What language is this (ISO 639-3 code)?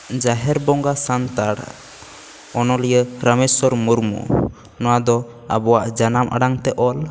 sat